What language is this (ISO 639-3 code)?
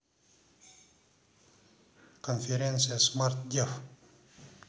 rus